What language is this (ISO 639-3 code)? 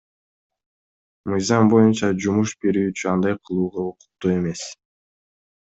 kir